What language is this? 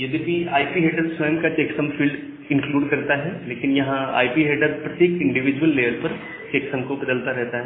Hindi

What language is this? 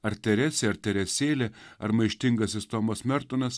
Lithuanian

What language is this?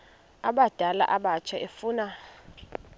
Xhosa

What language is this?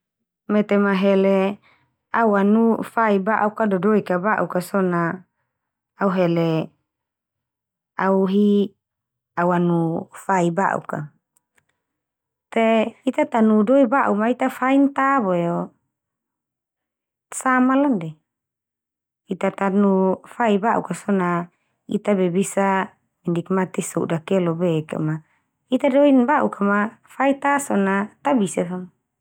Termanu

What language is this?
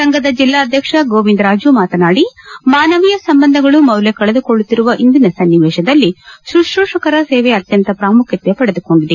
Kannada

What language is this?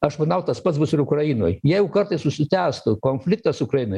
Lithuanian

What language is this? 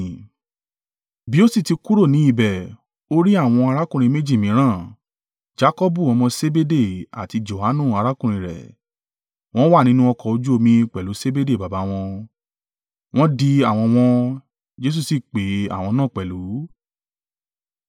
Yoruba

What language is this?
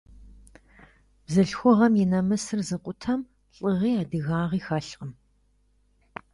Kabardian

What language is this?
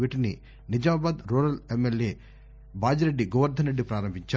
Telugu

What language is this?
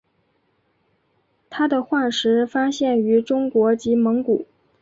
Chinese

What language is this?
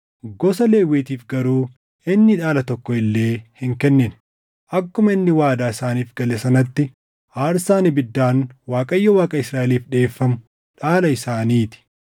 Oromo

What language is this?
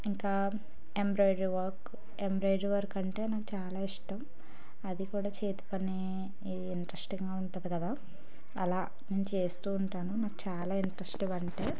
Telugu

